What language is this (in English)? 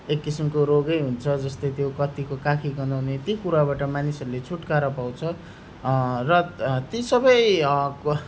Nepali